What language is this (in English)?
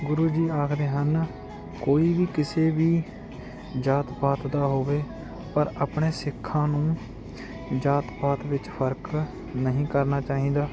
Punjabi